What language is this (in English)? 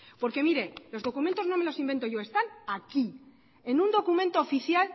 Spanish